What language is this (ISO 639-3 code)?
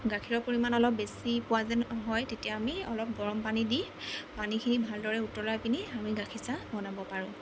asm